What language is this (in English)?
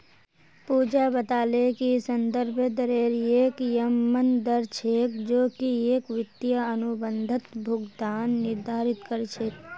Magahi